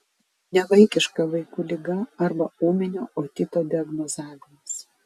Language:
Lithuanian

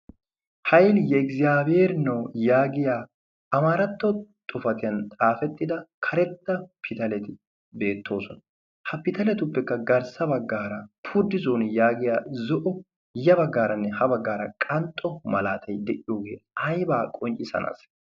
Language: Wolaytta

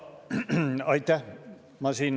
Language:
Estonian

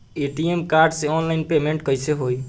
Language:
Bhojpuri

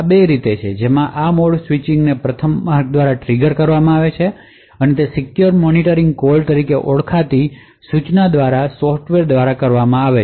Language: Gujarati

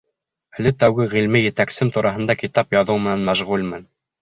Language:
Bashkir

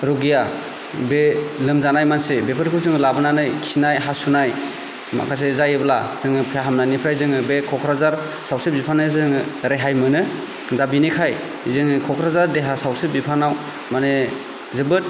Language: Bodo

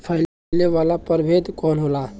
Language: Bhojpuri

